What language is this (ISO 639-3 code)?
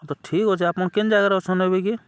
ori